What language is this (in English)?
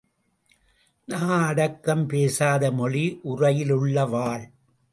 Tamil